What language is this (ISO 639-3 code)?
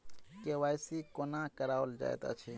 mai